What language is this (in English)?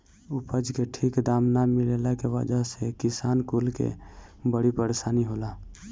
Bhojpuri